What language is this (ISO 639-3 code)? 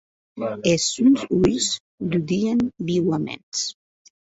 oci